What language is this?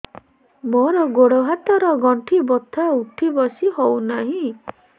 Odia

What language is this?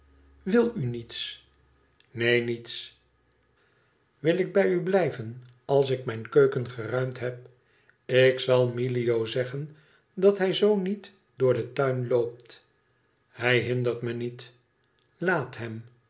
Dutch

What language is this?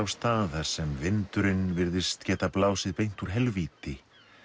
Icelandic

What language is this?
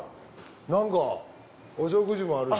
Japanese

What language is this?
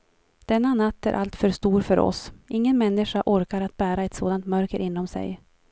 Swedish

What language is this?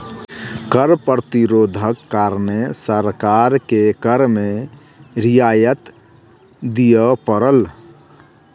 Maithili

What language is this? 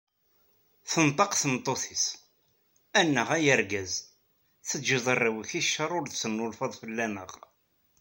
Kabyle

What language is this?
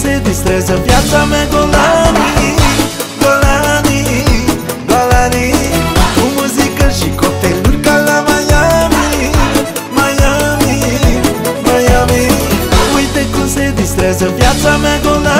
Romanian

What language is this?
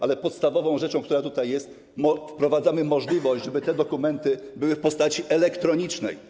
Polish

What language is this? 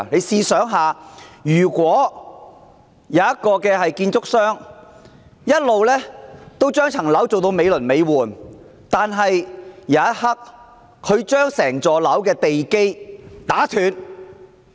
Cantonese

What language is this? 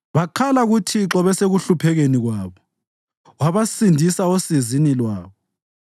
North Ndebele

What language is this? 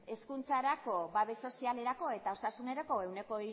Basque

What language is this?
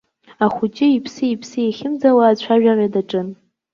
Abkhazian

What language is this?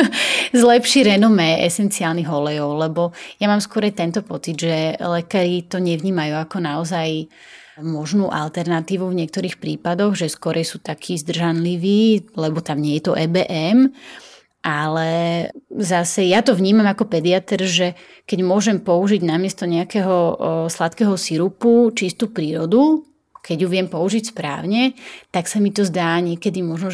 Slovak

